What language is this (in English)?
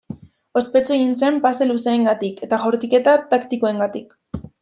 Basque